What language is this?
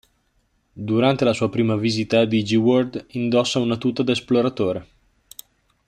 Italian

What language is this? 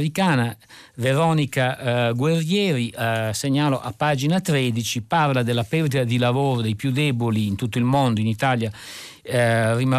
Italian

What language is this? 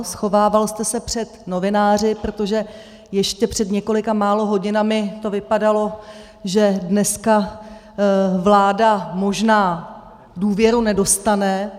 Czech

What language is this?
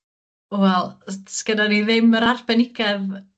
Welsh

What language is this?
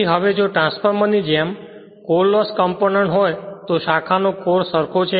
Gujarati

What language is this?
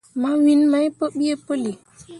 Mundang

